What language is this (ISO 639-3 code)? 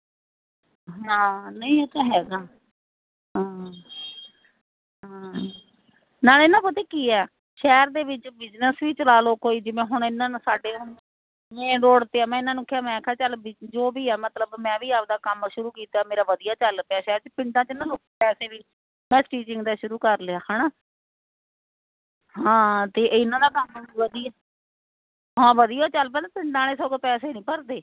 pan